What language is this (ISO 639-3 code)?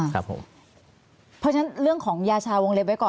tha